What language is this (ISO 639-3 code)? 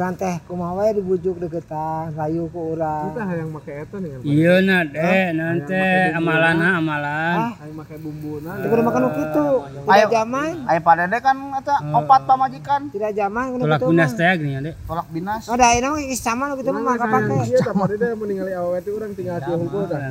ind